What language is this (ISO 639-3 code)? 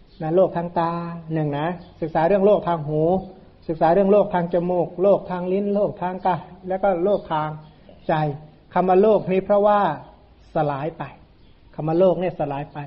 tha